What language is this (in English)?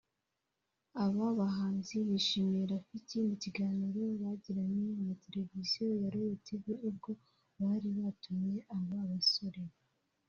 Kinyarwanda